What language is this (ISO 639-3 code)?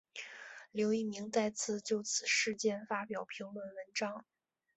zho